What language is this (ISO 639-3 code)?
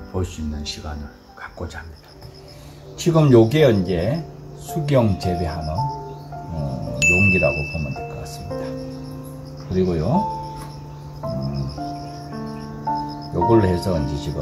kor